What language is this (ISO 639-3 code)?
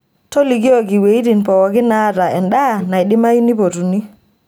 mas